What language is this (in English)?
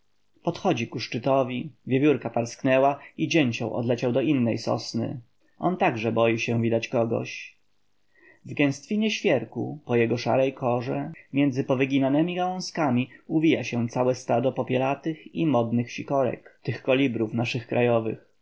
Polish